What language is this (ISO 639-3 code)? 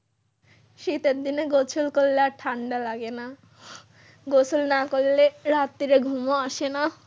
ben